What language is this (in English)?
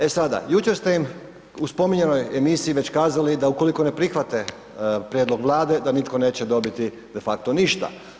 Croatian